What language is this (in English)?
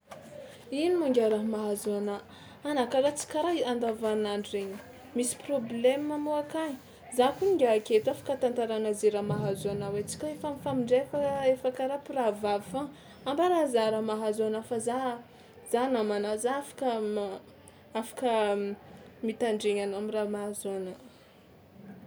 Tsimihety Malagasy